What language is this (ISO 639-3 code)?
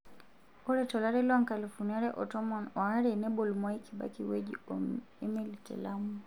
mas